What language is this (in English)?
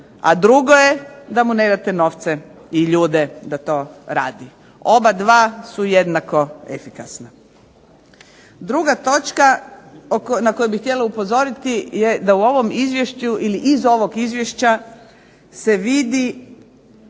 Croatian